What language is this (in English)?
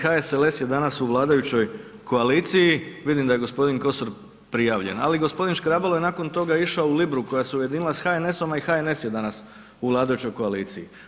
Croatian